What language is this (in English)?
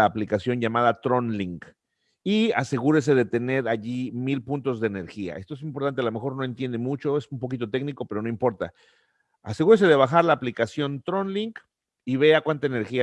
Spanish